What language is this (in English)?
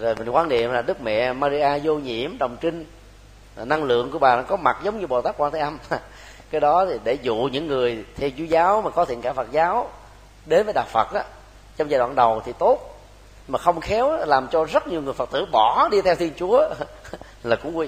Vietnamese